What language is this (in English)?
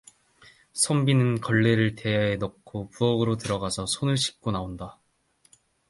Korean